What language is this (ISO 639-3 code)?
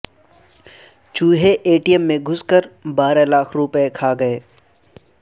urd